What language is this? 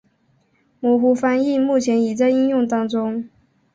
Chinese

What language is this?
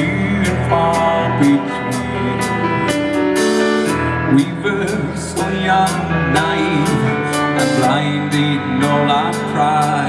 English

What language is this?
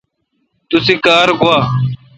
Kalkoti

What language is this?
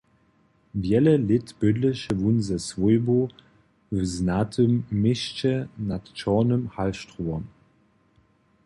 Upper Sorbian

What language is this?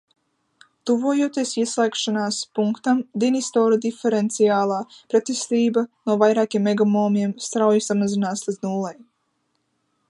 Latvian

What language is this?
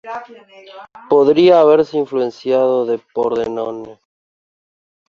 Spanish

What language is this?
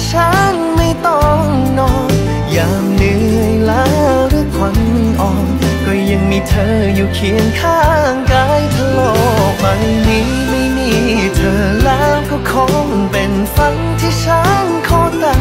Thai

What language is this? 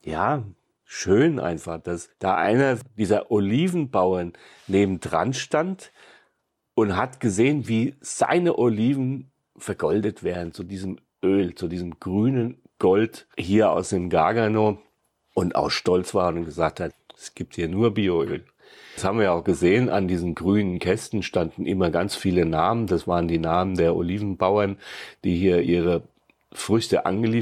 German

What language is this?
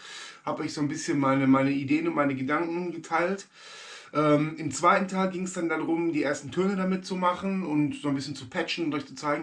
German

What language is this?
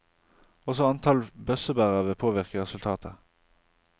Norwegian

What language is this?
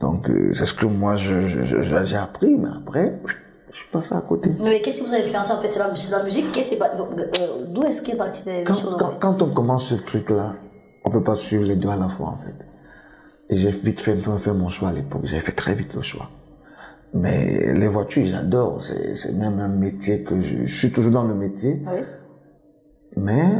French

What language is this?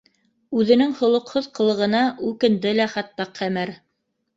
Bashkir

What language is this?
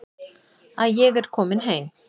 Icelandic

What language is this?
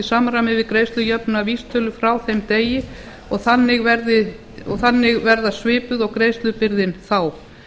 Icelandic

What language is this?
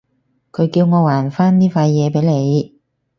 Cantonese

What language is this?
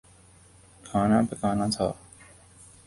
Urdu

